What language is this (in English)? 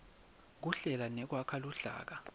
Swati